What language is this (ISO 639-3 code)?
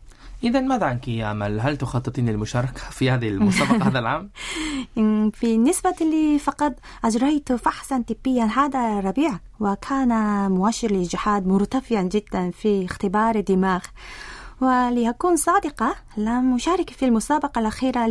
ara